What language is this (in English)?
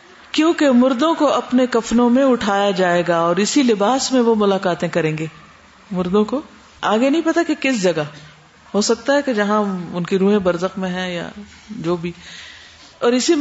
Urdu